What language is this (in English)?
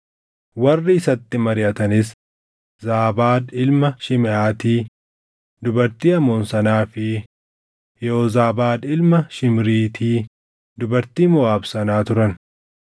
Oromo